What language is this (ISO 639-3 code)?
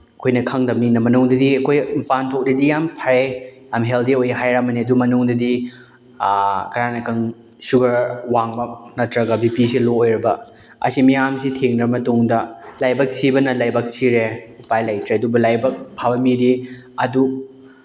mni